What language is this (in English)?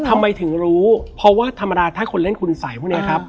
Thai